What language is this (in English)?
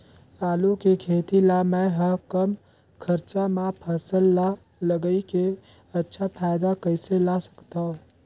Chhattisgarhi